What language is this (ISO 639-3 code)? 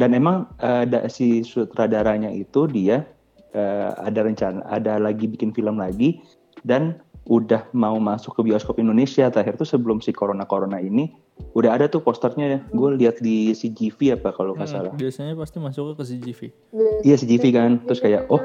ind